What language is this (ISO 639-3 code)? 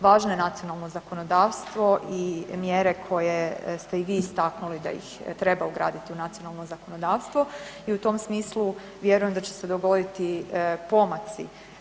hrv